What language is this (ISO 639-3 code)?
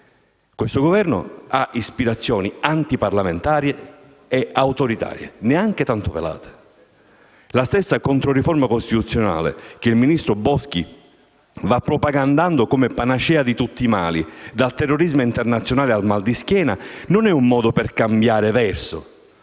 ita